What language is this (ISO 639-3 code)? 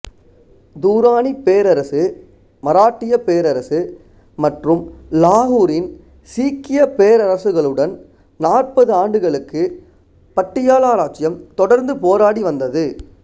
tam